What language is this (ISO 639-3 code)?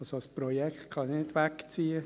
gsw